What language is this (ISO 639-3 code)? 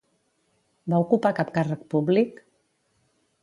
cat